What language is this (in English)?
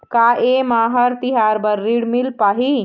Chhattisgarhi